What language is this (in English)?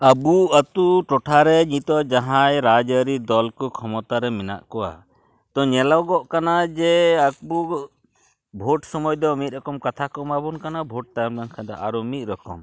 Santali